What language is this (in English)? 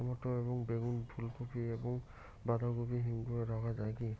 Bangla